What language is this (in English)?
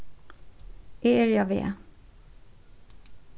Faroese